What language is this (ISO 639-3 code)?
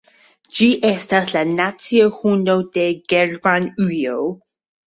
epo